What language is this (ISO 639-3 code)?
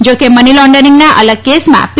guj